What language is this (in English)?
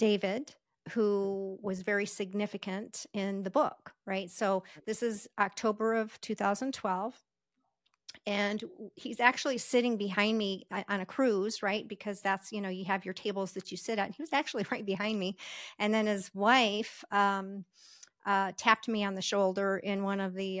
English